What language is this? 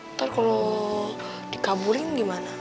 Indonesian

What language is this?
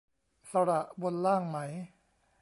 Thai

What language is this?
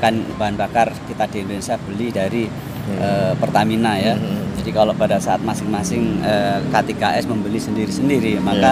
Indonesian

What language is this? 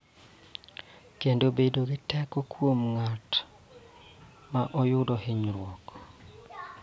Luo (Kenya and Tanzania)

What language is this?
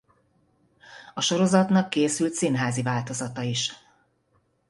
Hungarian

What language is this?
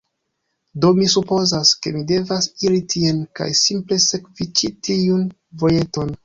Esperanto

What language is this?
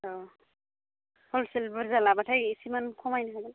Bodo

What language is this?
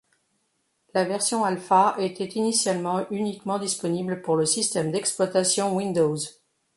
French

